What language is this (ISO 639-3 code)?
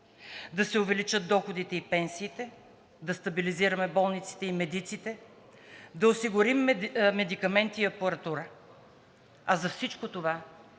bul